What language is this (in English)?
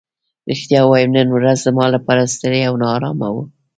Pashto